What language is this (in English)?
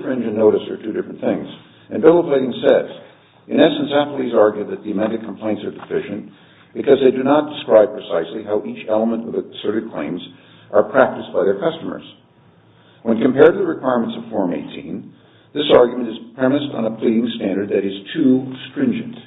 English